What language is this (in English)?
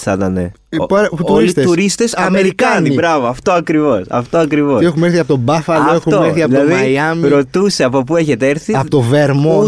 Greek